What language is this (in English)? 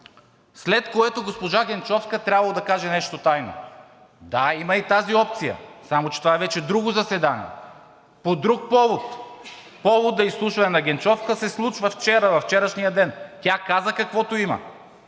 Bulgarian